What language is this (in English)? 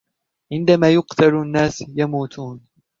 Arabic